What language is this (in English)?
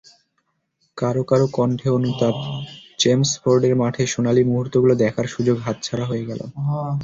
Bangla